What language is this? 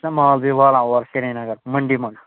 Kashmiri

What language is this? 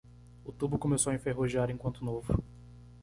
Portuguese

